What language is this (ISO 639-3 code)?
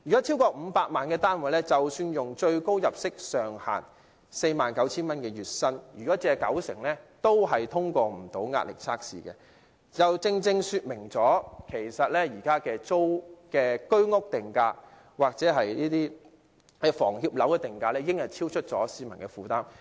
yue